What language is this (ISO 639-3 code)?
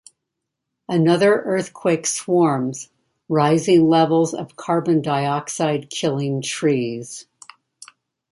eng